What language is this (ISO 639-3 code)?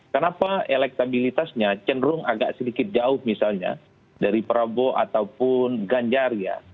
ind